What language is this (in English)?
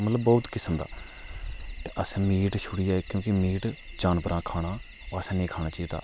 Dogri